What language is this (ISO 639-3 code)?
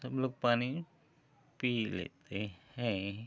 hin